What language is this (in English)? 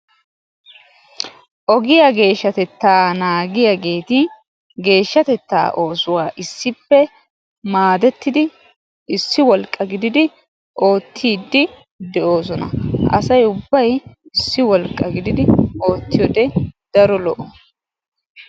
Wolaytta